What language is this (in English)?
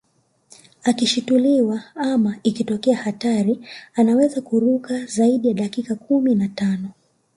Swahili